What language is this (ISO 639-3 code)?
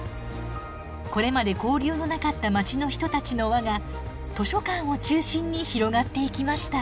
jpn